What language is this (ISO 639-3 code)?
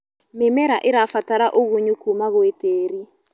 kik